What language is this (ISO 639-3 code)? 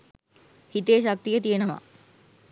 sin